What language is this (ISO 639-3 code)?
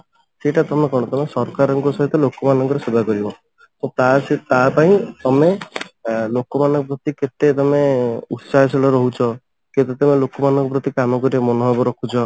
ori